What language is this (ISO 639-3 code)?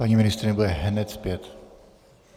ces